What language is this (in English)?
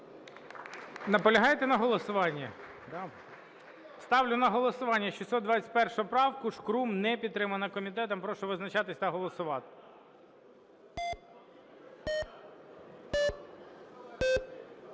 Ukrainian